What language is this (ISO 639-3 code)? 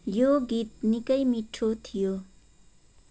nep